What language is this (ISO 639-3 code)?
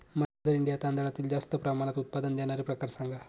mar